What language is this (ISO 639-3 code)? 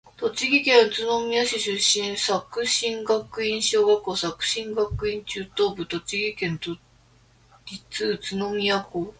jpn